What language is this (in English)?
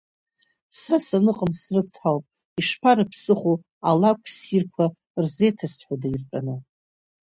Abkhazian